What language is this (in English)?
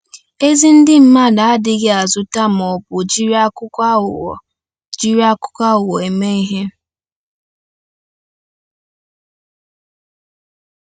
Igbo